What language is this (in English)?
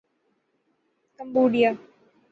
Urdu